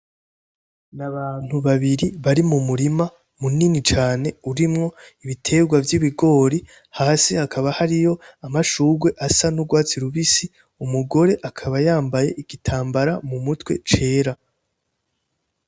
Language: Rundi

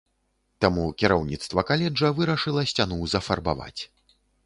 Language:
Belarusian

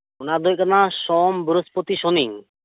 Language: Santali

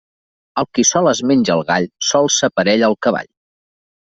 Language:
Catalan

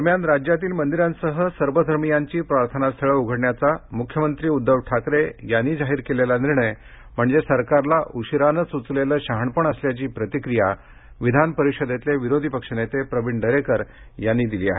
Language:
Marathi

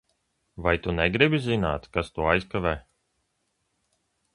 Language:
Latvian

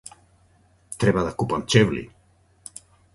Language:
Macedonian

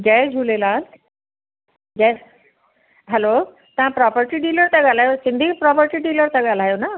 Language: Sindhi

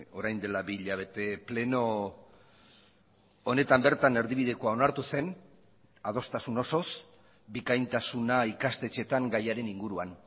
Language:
Basque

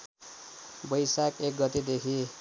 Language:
Nepali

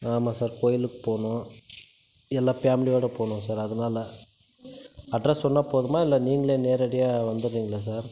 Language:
Tamil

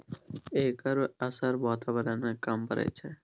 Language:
Maithili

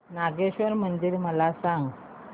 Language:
Marathi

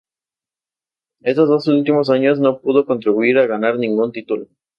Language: Spanish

